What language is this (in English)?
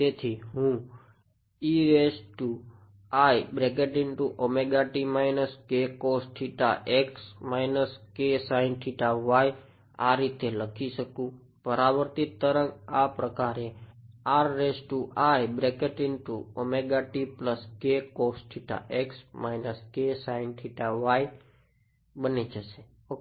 Gujarati